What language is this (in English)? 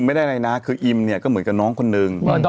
Thai